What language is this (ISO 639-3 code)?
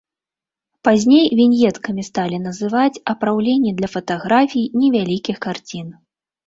bel